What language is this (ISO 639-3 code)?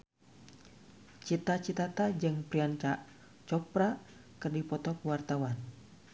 sun